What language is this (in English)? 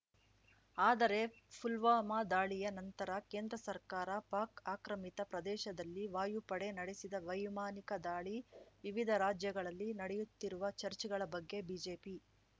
Kannada